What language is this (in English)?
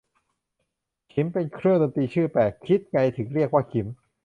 Thai